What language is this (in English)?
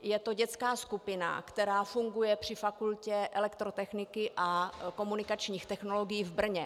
Czech